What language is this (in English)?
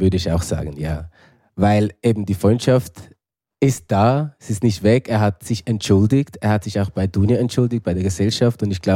German